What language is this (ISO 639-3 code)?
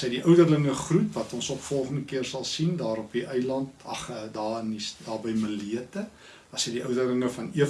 nld